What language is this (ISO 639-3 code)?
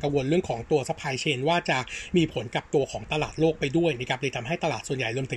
tha